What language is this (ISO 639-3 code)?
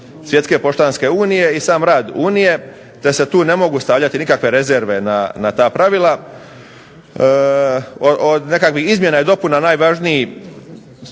hrv